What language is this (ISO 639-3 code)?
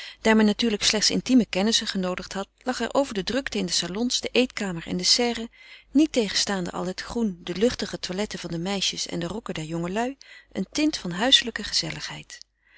nld